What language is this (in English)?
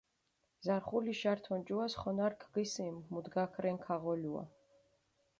Mingrelian